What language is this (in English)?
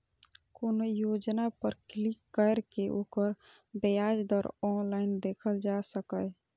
Maithili